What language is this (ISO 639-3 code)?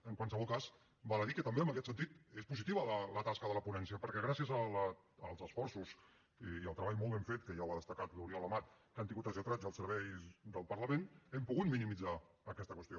cat